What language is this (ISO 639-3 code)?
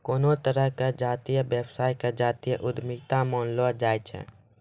mai